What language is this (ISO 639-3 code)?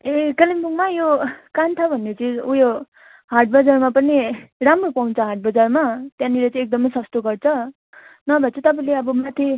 nep